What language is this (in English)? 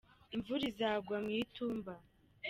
Kinyarwanda